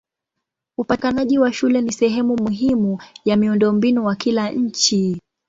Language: Swahili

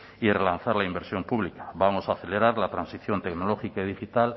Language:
Spanish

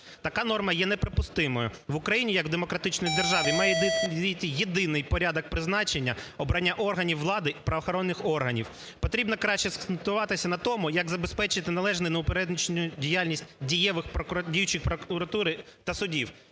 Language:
Ukrainian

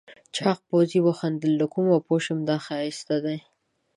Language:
Pashto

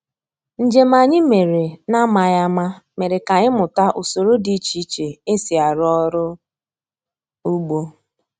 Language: Igbo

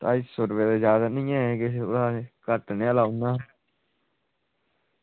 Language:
Dogri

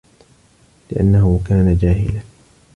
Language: Arabic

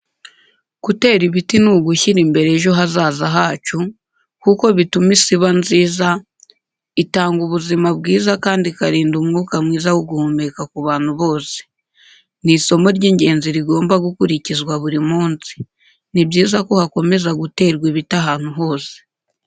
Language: Kinyarwanda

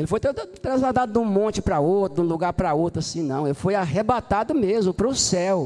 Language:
Portuguese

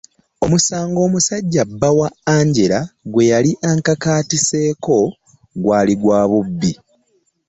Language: Ganda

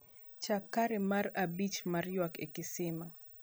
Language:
Luo (Kenya and Tanzania)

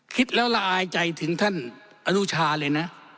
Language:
Thai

